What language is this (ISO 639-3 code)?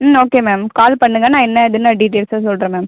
tam